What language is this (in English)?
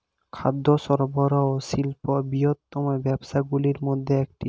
Bangla